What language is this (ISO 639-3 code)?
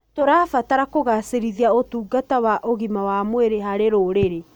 kik